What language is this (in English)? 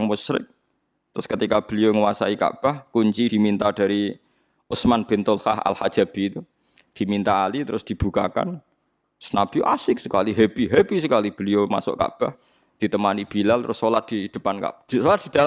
Indonesian